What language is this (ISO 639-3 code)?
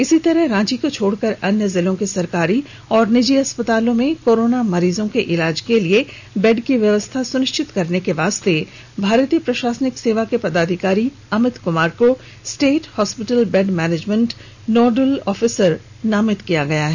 hin